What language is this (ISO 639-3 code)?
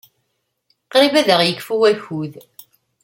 kab